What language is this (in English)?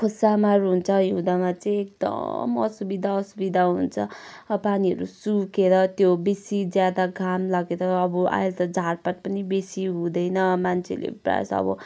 Nepali